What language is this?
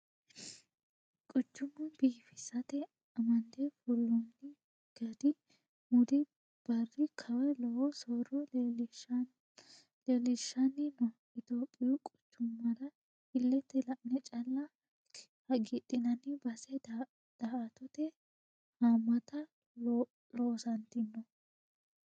Sidamo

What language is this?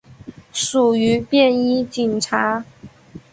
Chinese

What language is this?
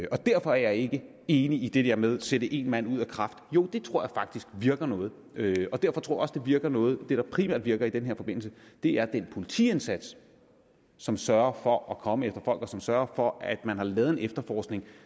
Danish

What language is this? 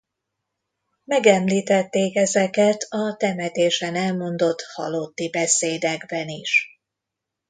Hungarian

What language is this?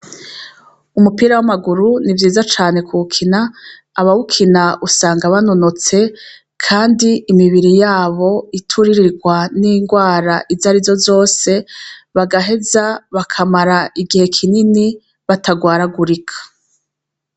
Rundi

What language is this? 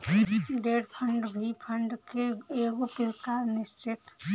Bhojpuri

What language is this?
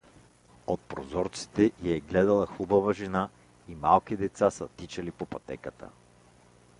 Bulgarian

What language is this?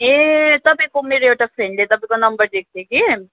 Nepali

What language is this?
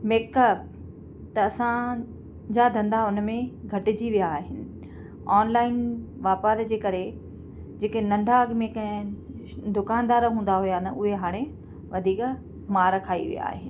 Sindhi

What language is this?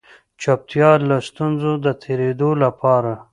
Pashto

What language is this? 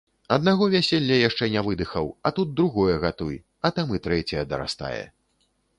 Belarusian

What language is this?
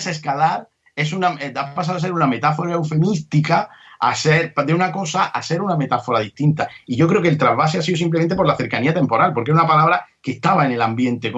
Spanish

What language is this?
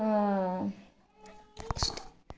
Kannada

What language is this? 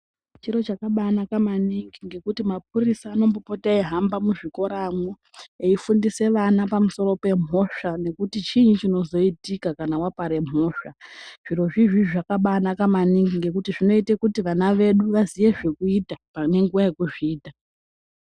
Ndau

